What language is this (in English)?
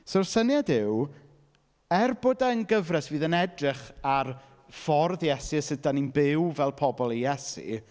Welsh